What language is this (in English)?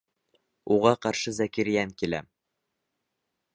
Bashkir